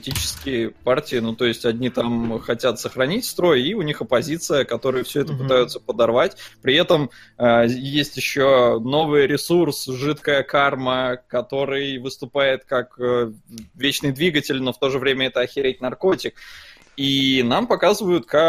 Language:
Russian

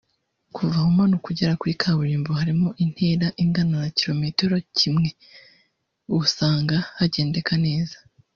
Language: Kinyarwanda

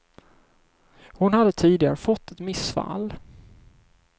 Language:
Swedish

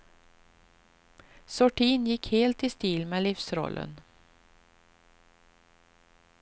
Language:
Swedish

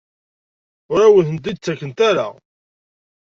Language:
Kabyle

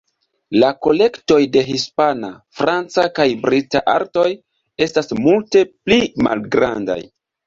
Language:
Esperanto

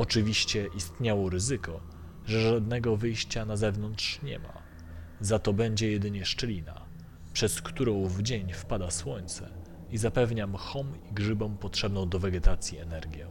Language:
Polish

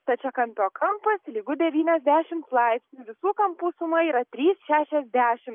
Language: Lithuanian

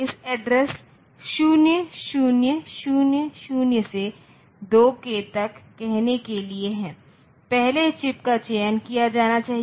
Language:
Hindi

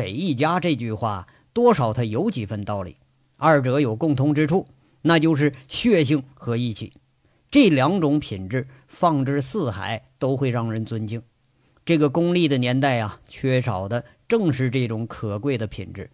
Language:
Chinese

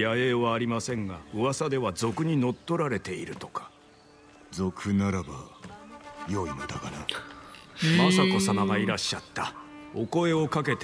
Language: Japanese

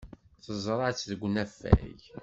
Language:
Kabyle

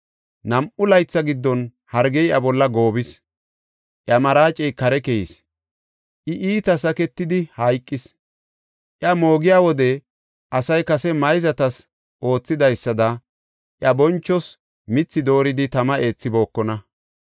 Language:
Gofa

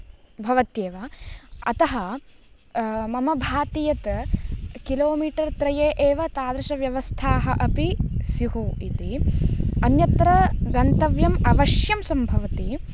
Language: Sanskrit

